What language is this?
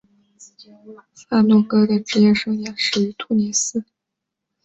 Chinese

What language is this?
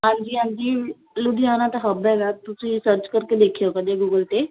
Punjabi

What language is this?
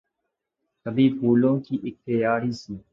Urdu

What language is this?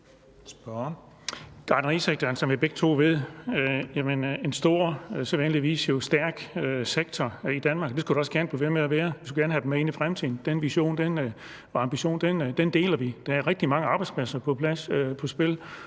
Danish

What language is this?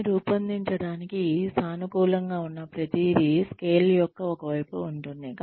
Telugu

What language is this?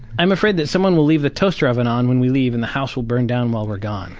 English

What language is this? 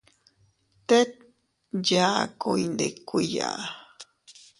Teutila Cuicatec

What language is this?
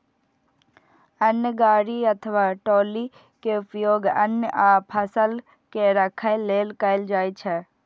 Maithili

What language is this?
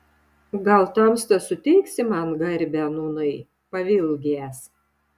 Lithuanian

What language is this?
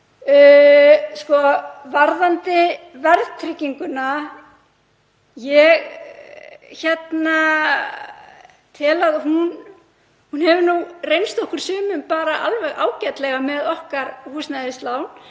Icelandic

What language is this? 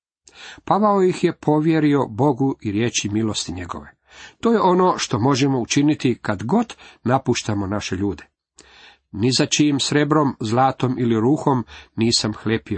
Croatian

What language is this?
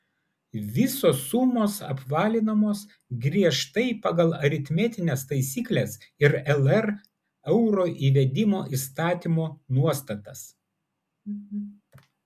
Lithuanian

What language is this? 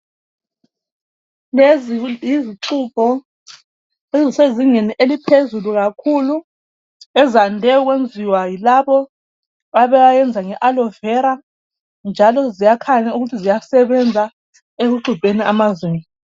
North Ndebele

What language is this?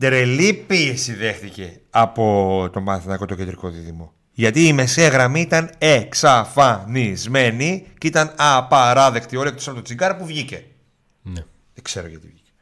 Greek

